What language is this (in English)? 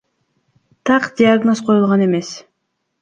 Kyrgyz